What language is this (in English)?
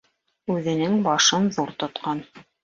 Bashkir